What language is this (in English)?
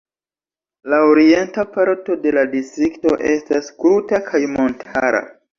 Esperanto